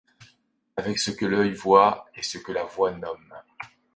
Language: French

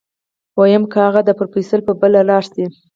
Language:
Pashto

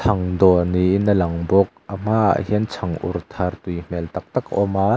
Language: Mizo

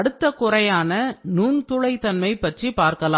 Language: Tamil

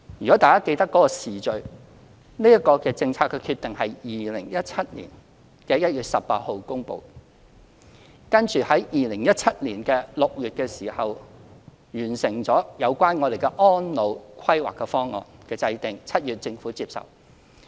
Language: Cantonese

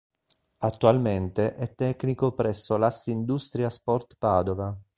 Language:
Italian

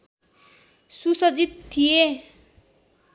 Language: Nepali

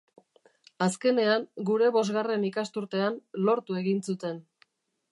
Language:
Basque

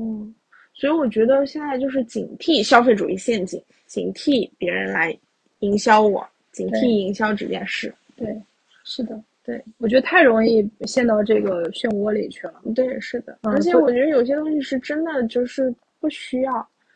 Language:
Chinese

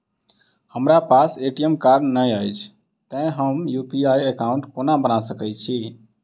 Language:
Maithili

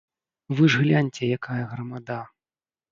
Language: Belarusian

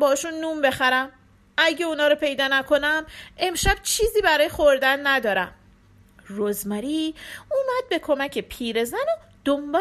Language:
Persian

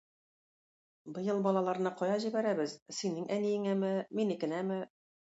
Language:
Tatar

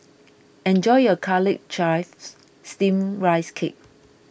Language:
English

